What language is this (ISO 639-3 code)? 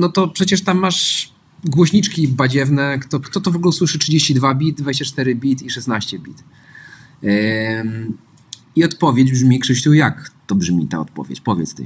pol